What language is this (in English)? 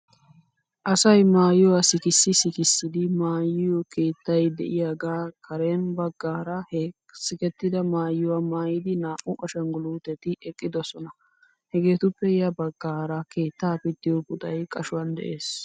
Wolaytta